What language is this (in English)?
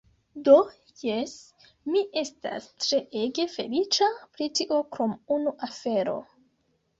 Esperanto